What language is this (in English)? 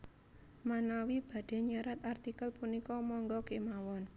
Javanese